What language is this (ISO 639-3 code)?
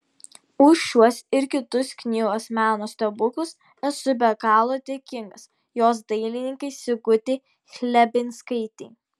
lit